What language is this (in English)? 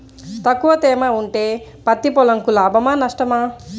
Telugu